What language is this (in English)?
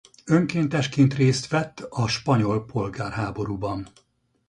Hungarian